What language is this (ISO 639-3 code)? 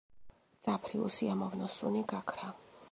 kat